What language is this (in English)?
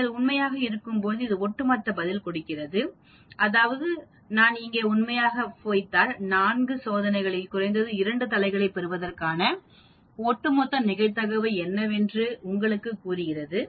Tamil